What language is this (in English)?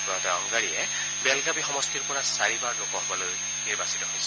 Assamese